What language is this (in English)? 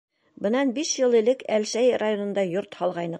Bashkir